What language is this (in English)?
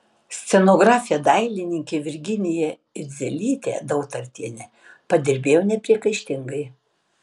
Lithuanian